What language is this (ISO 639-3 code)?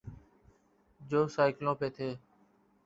urd